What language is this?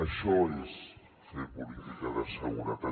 Catalan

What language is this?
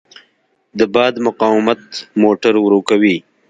Pashto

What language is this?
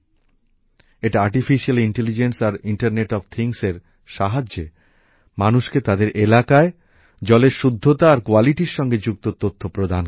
Bangla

